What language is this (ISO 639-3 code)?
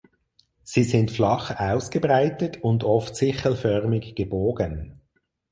deu